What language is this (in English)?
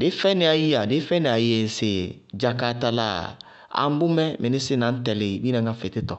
Bago-Kusuntu